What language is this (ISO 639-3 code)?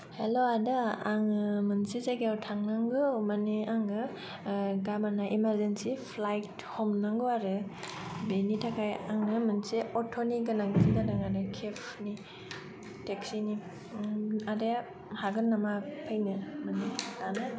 brx